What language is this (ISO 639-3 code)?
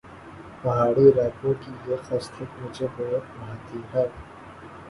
urd